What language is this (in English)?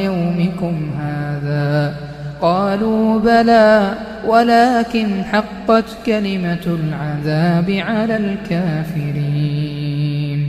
Arabic